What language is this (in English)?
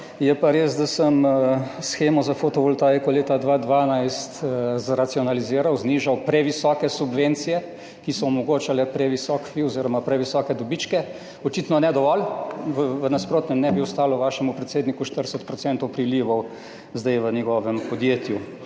Slovenian